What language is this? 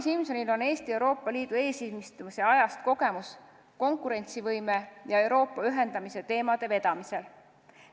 Estonian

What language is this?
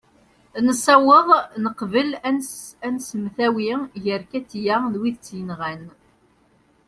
Kabyle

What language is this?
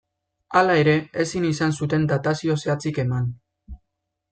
Basque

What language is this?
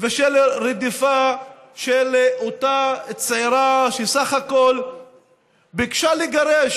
Hebrew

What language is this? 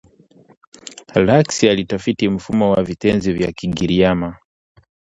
Swahili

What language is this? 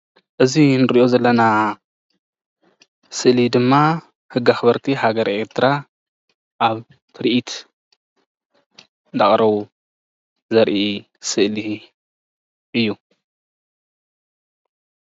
Tigrinya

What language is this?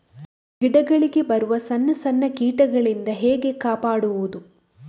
Kannada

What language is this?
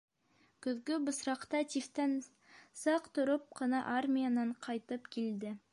Bashkir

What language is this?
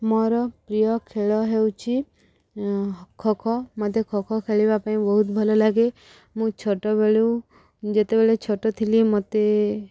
Odia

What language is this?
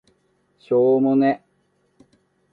Japanese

